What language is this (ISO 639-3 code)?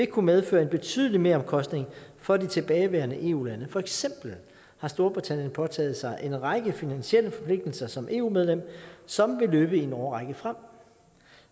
dan